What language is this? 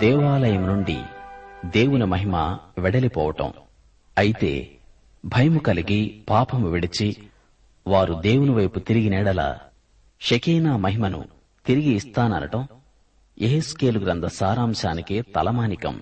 Telugu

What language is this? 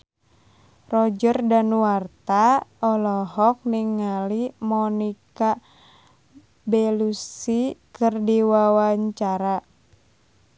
Sundanese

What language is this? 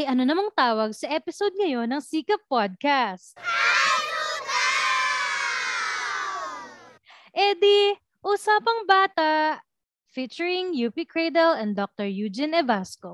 Filipino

